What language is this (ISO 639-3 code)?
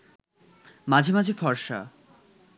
ben